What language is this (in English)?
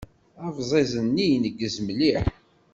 Kabyle